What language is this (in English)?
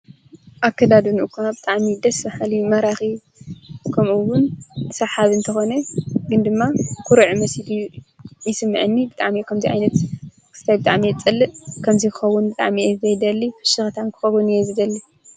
Tigrinya